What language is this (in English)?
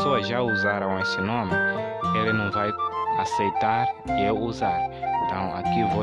Portuguese